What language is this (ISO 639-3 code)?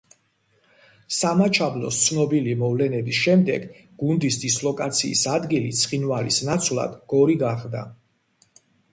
kat